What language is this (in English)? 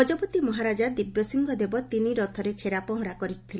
Odia